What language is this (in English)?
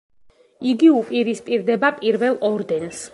Georgian